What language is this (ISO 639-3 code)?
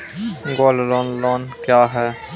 mai